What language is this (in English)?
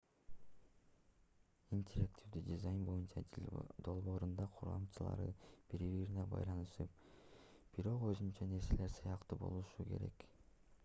Kyrgyz